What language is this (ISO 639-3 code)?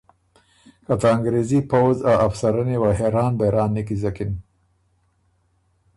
oru